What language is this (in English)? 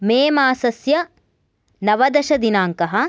Sanskrit